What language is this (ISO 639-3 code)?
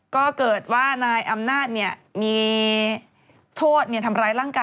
tha